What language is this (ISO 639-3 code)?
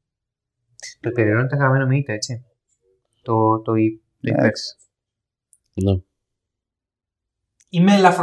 ell